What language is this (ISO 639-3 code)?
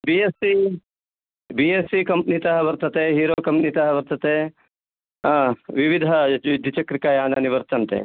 san